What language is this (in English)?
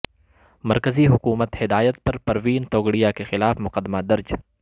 Urdu